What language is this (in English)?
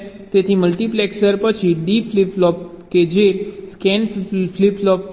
Gujarati